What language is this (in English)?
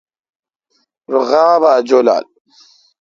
Kalkoti